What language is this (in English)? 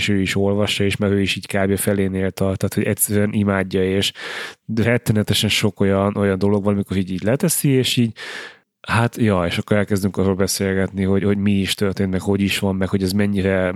Hungarian